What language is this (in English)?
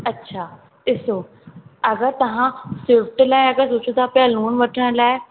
Sindhi